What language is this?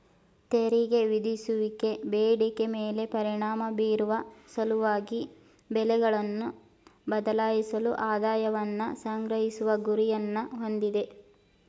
Kannada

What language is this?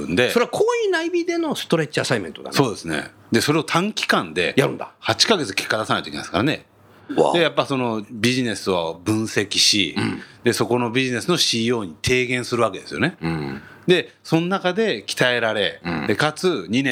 Japanese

